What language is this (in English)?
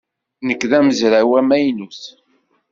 Kabyle